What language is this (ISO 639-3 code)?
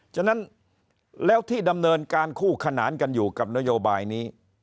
tha